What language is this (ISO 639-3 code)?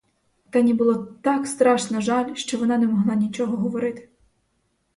ukr